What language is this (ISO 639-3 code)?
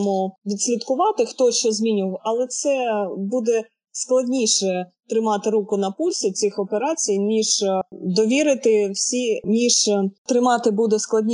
ukr